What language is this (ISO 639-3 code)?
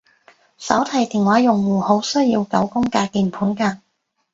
yue